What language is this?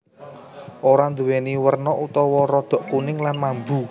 Javanese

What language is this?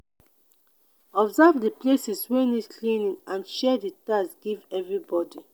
Nigerian Pidgin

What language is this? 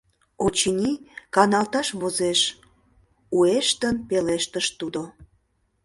Mari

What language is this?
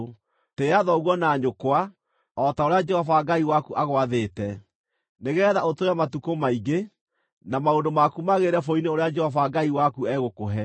Kikuyu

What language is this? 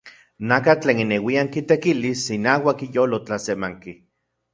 Central Puebla Nahuatl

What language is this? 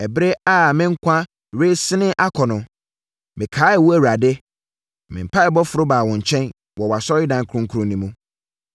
Akan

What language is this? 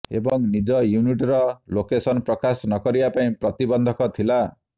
Odia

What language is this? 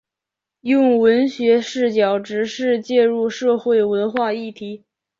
Chinese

